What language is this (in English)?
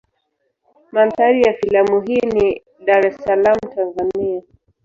Swahili